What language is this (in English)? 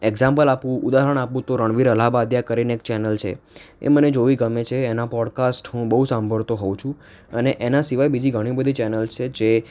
Gujarati